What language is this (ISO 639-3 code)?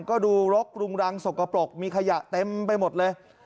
tha